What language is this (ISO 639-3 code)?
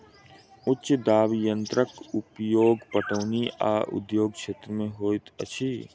mai